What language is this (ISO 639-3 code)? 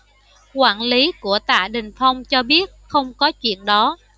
vie